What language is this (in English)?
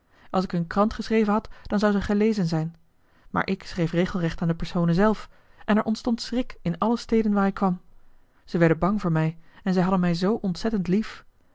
Dutch